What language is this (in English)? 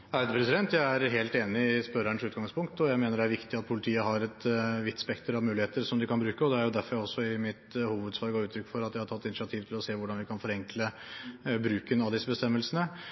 Norwegian Bokmål